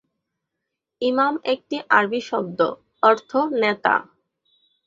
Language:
Bangla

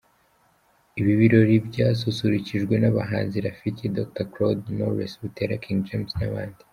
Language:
Kinyarwanda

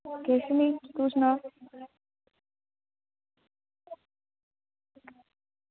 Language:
Dogri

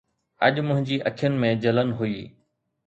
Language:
Sindhi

